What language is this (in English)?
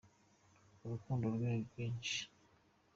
Kinyarwanda